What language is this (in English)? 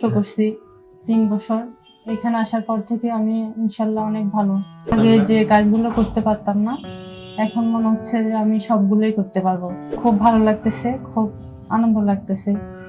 Turkish